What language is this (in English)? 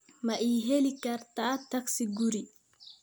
Somali